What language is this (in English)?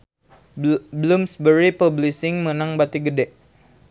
Sundanese